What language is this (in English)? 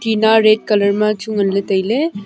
Wancho Naga